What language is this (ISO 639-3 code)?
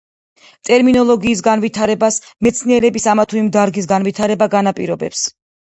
kat